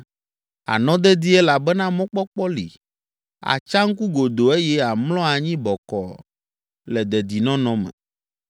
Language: Ewe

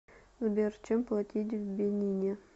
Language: Russian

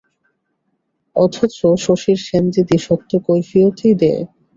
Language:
Bangla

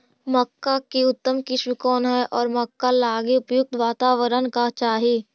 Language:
Magahi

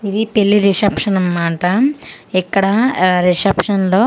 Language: Telugu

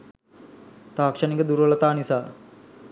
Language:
Sinhala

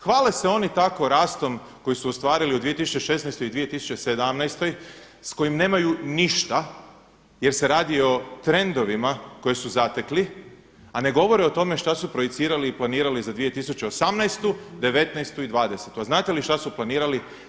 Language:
Croatian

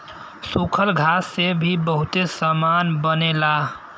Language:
Bhojpuri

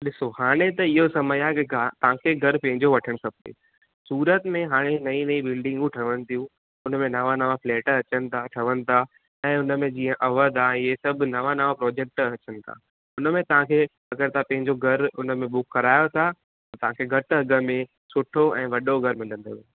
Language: Sindhi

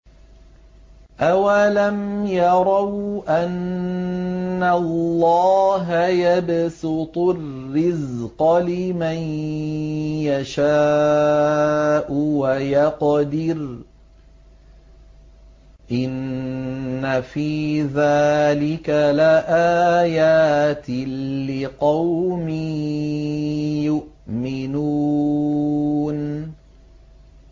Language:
Arabic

